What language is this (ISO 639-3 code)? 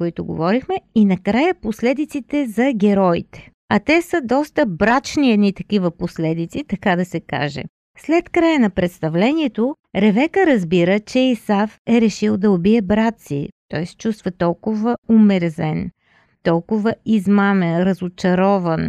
bul